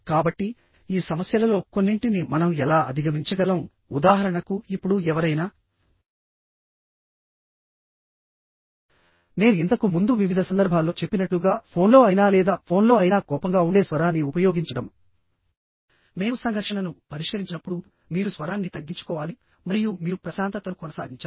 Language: Telugu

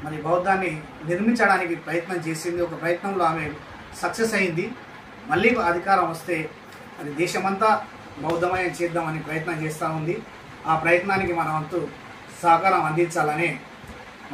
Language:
Hindi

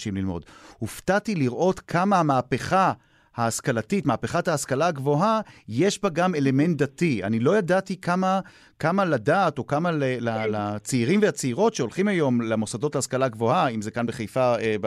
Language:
Hebrew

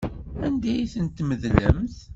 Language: Kabyle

